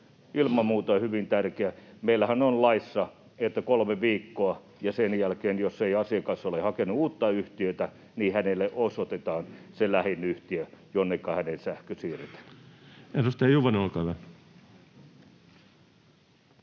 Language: Finnish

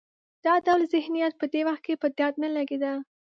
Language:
Pashto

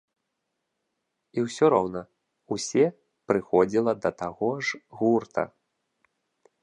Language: Belarusian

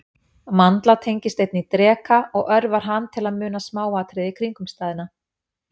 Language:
Icelandic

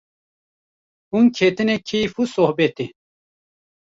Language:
Kurdish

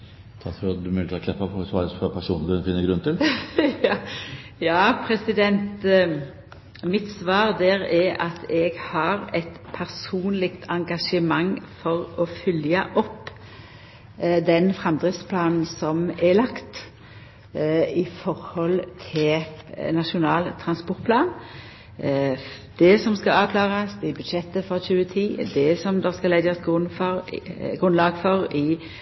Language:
Norwegian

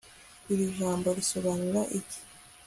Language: Kinyarwanda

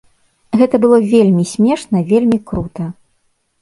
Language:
Belarusian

